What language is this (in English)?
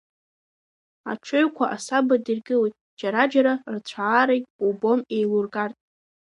Abkhazian